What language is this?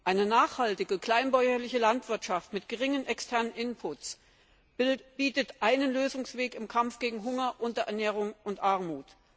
German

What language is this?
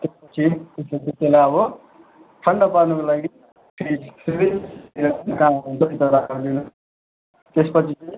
Nepali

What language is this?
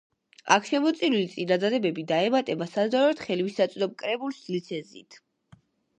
Georgian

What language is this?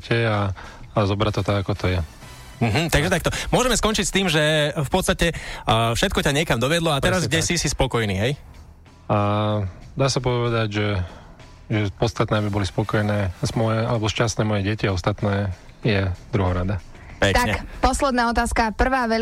Slovak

